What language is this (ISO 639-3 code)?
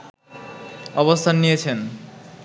ben